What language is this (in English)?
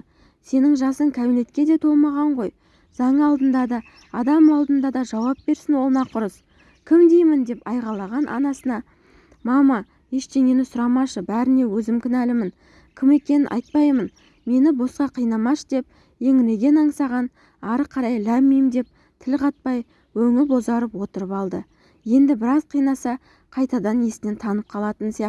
Turkish